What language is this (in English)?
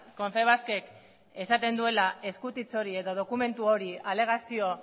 Basque